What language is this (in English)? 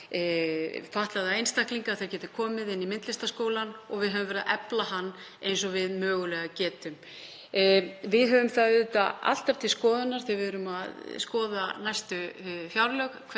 Icelandic